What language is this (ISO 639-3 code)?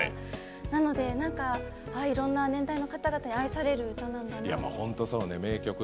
jpn